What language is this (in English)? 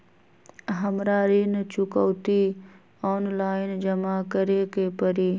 Magahi